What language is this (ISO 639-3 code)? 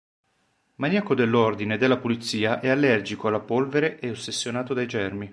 ita